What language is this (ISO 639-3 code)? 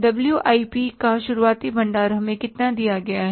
hin